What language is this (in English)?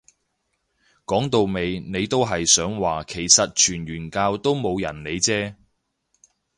Cantonese